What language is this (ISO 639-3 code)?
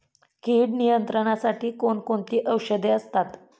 mar